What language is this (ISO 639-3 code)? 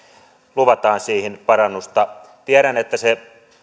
fin